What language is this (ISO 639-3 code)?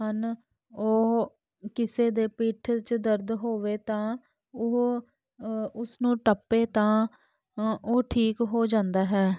pan